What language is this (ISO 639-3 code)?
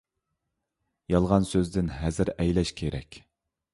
uig